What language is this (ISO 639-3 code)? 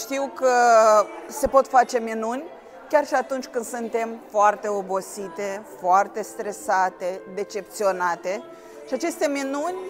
ron